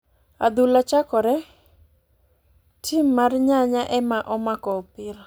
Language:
Luo (Kenya and Tanzania)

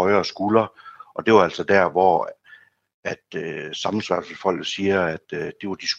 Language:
Danish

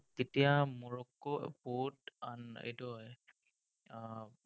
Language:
Assamese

